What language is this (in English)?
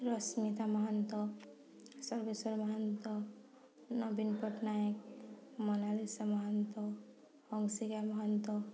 Odia